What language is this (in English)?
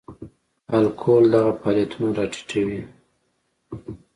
Pashto